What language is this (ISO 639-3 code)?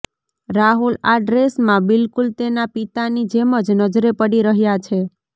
guj